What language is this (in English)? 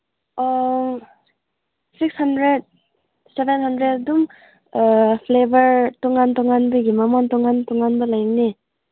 Manipuri